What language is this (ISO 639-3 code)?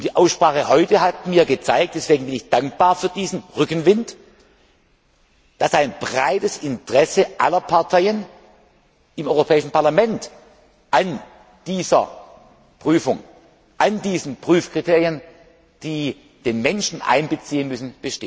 deu